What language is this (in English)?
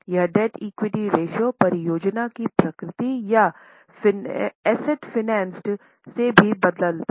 Hindi